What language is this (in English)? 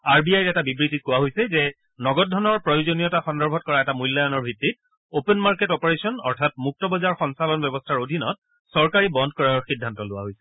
Assamese